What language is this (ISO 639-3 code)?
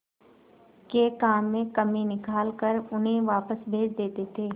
hin